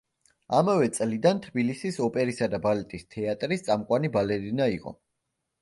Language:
Georgian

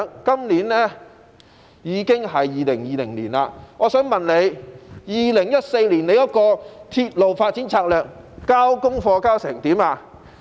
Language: Cantonese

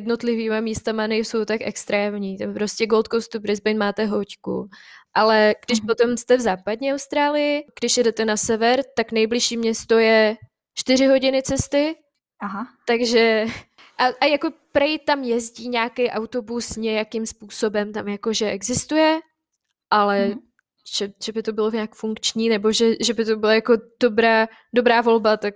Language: Czech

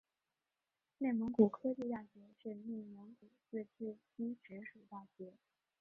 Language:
Chinese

